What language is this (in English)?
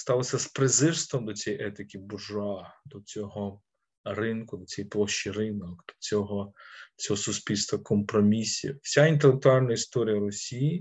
Ukrainian